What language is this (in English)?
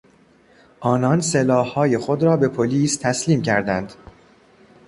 Persian